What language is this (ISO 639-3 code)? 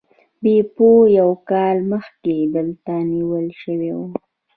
pus